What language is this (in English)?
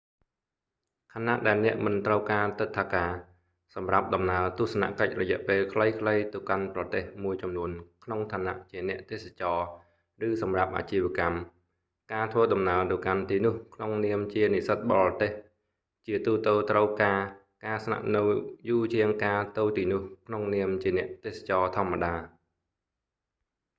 Khmer